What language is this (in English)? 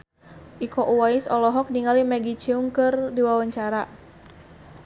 Sundanese